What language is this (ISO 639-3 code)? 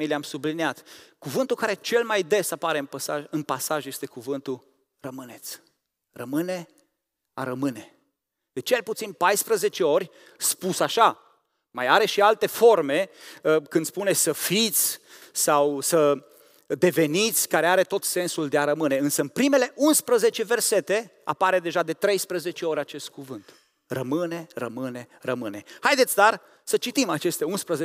ron